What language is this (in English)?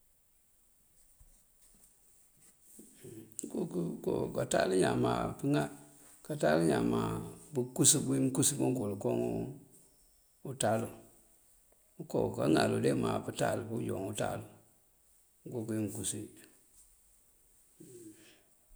Mandjak